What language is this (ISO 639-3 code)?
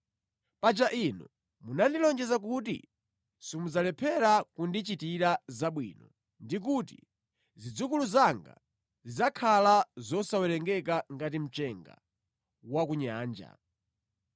nya